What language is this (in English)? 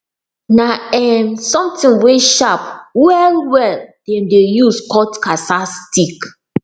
Nigerian Pidgin